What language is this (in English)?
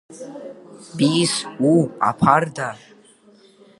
Abkhazian